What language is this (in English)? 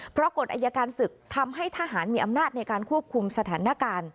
Thai